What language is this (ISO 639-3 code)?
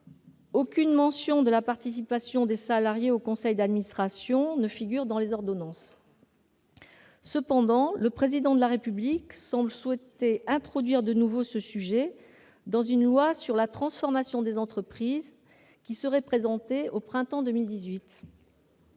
fra